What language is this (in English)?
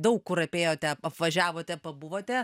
Lithuanian